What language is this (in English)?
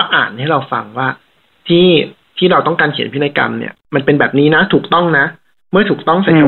Thai